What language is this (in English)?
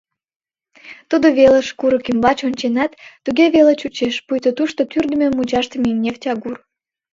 Mari